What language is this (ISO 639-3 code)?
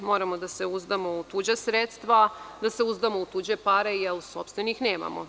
srp